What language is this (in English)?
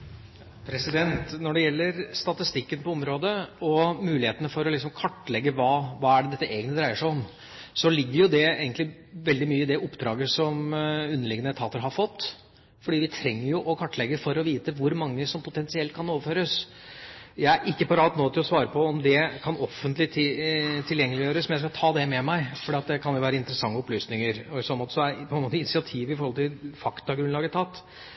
Norwegian Bokmål